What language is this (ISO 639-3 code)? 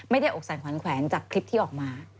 tha